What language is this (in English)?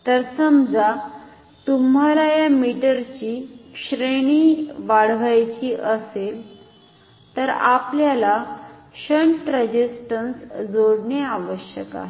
Marathi